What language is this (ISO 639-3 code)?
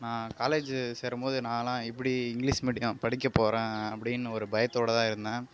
tam